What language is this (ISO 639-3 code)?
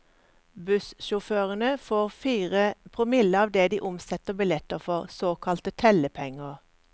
nor